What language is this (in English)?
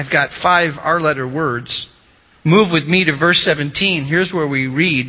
English